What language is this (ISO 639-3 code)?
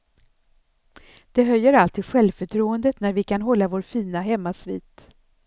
swe